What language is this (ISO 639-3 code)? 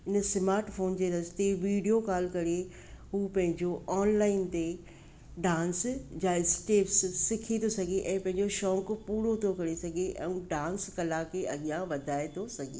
snd